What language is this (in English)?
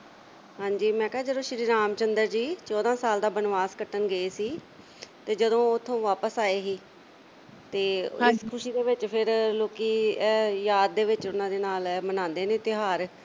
Punjabi